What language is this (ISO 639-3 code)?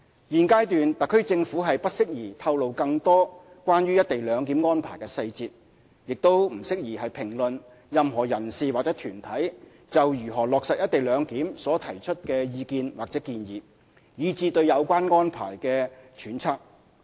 yue